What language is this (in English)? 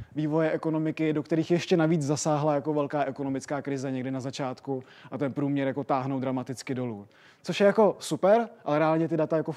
Czech